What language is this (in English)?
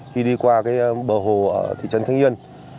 Vietnamese